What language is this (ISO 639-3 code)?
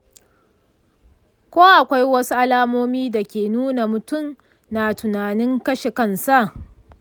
hau